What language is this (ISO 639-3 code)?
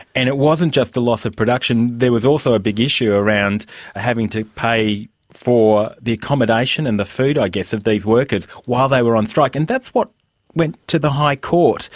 eng